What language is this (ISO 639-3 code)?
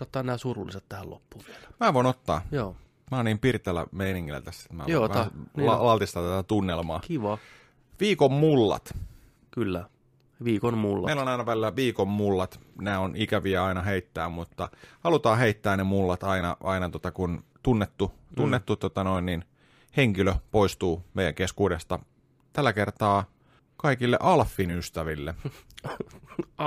fin